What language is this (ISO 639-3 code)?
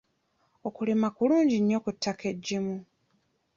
lug